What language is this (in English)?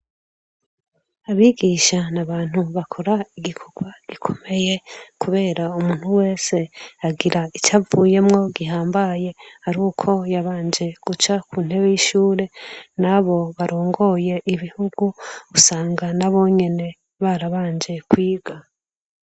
Rundi